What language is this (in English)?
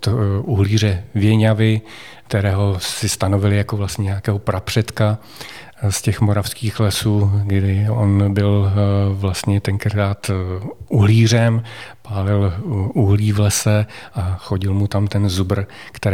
Czech